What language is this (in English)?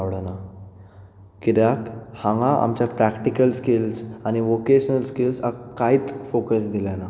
Konkani